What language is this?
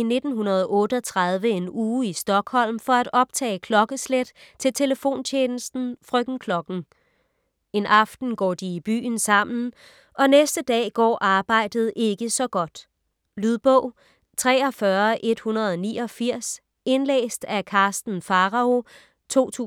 Danish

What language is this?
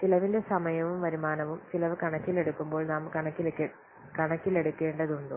Malayalam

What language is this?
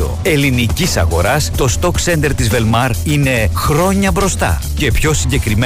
Greek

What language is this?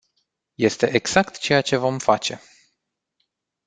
Romanian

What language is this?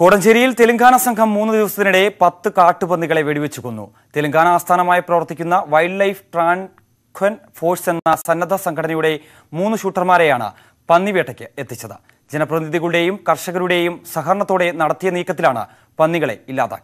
Turkish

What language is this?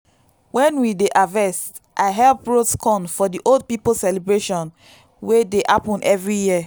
Nigerian Pidgin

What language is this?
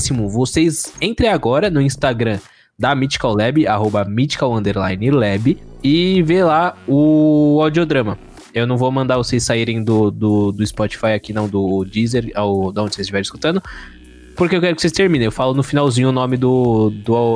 Portuguese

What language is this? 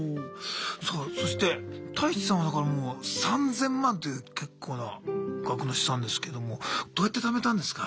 Japanese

